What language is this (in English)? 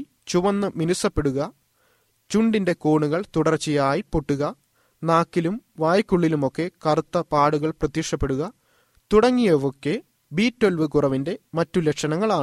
Malayalam